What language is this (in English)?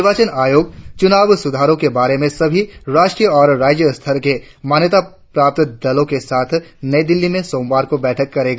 Hindi